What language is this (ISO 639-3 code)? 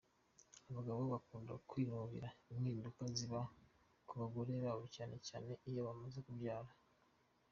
kin